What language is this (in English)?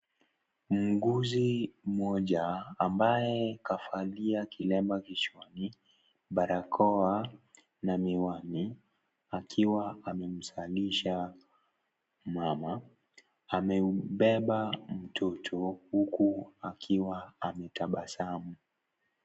Swahili